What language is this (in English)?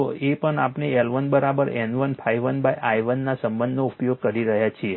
Gujarati